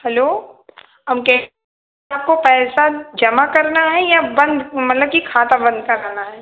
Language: Hindi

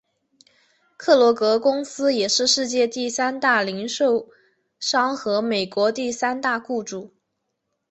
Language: Chinese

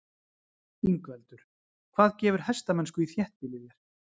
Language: Icelandic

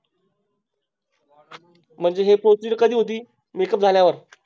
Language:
Marathi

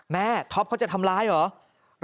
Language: Thai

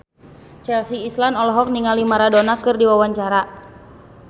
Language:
Sundanese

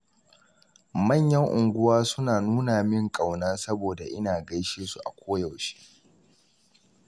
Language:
Hausa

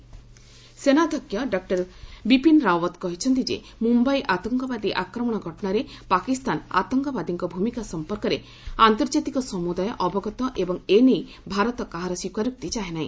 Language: Odia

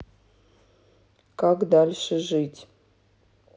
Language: Russian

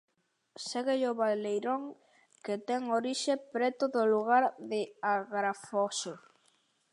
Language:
Galician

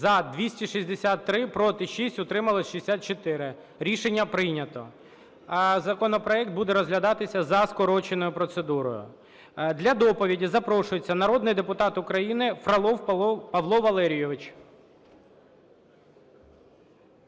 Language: Ukrainian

